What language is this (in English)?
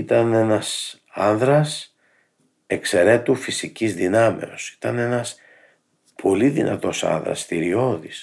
Greek